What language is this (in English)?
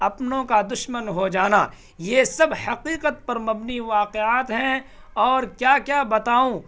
Urdu